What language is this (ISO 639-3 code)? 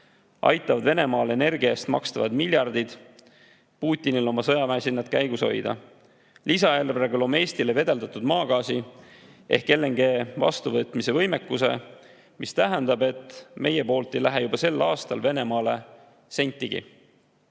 est